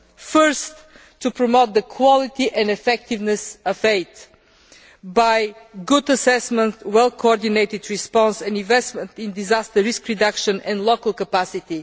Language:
English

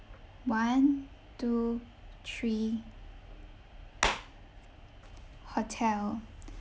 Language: English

